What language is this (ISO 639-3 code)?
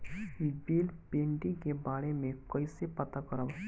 bho